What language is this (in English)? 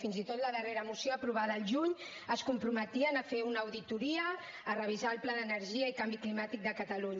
Catalan